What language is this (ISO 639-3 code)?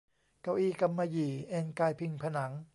tha